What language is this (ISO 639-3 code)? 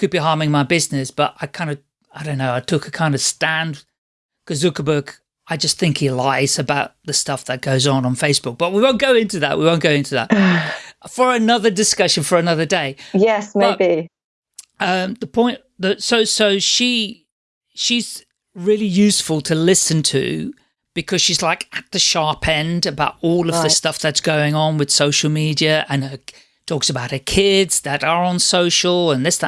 eng